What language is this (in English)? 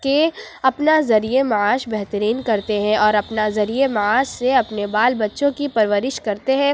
Urdu